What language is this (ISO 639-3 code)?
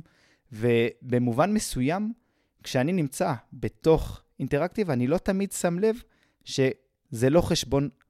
heb